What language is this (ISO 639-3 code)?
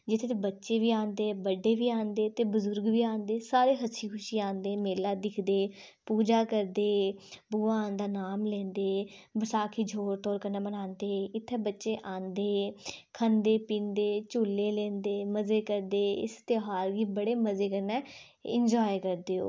doi